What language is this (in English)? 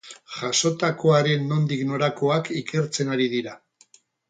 Basque